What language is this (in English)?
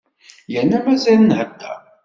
Kabyle